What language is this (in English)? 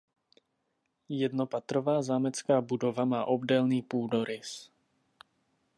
Czech